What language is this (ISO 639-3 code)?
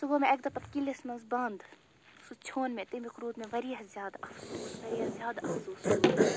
kas